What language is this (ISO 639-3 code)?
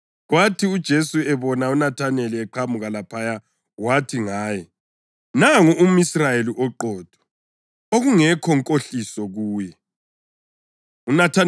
nde